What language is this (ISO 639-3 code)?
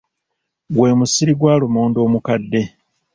lug